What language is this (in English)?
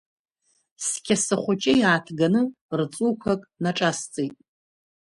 Abkhazian